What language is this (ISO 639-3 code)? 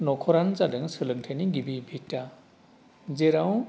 brx